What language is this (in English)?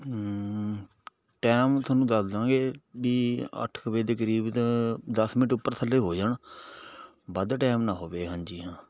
Punjabi